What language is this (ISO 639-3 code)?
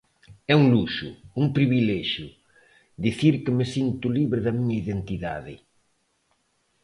glg